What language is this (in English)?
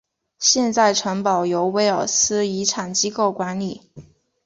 Chinese